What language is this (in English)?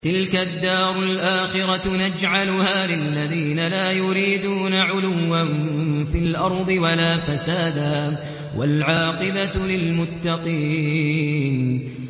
Arabic